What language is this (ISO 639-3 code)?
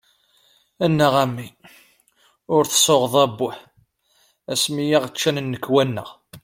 kab